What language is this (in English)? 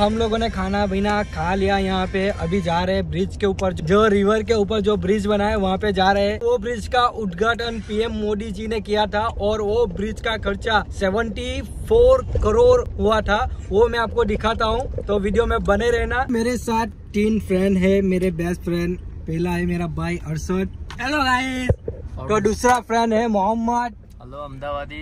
Hindi